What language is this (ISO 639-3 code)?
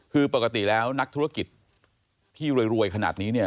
tha